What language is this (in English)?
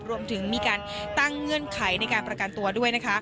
Thai